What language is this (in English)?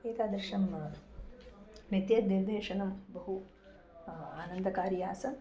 Sanskrit